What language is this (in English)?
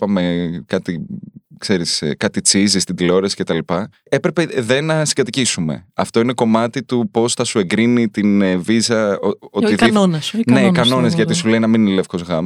Greek